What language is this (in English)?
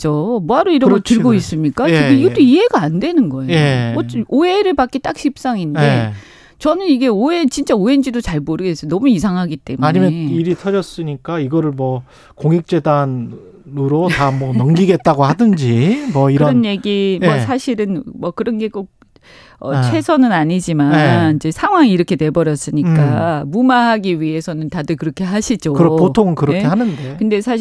Korean